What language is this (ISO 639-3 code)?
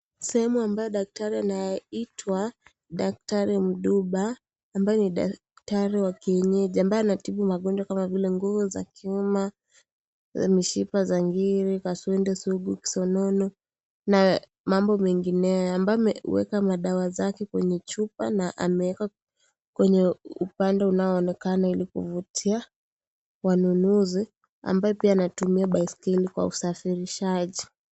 swa